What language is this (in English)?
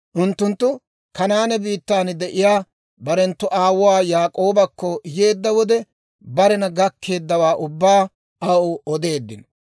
Dawro